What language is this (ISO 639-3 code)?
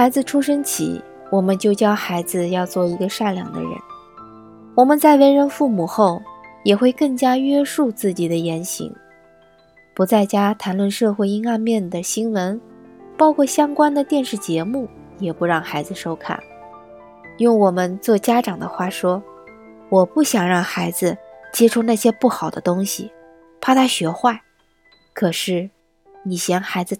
zho